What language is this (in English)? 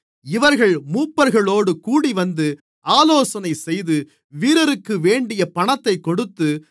Tamil